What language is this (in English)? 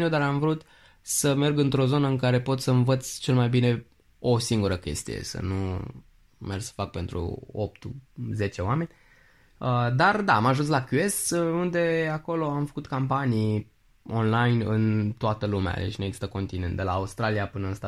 Romanian